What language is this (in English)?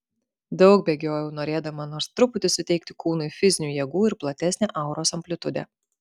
Lithuanian